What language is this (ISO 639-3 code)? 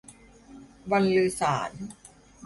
tha